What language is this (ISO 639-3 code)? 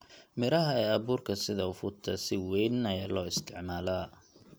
som